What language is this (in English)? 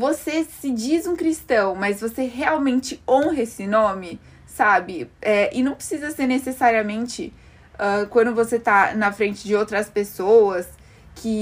Portuguese